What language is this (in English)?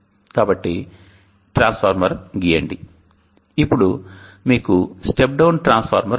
Telugu